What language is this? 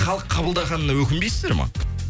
Kazakh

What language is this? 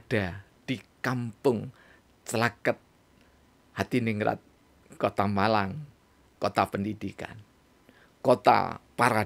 Indonesian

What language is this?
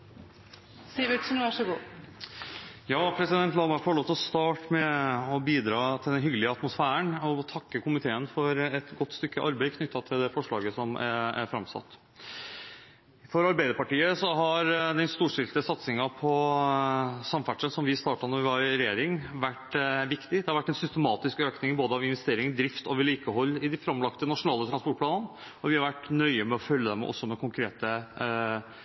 Norwegian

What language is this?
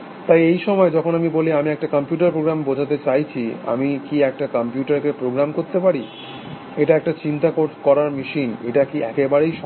Bangla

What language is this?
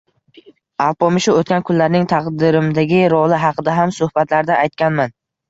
Uzbek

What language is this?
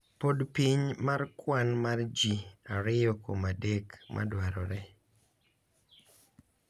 Luo (Kenya and Tanzania)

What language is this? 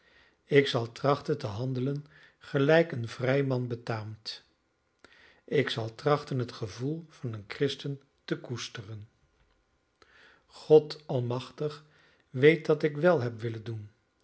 Dutch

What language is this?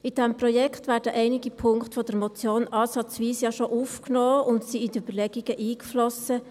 Swiss German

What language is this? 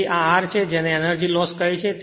Gujarati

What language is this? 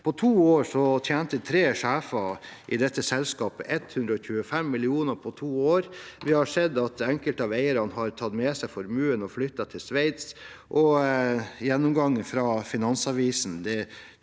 Norwegian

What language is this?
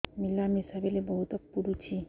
Odia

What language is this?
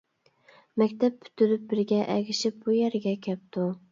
Uyghur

